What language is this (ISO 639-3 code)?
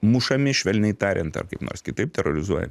lit